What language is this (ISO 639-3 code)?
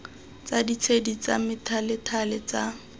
tsn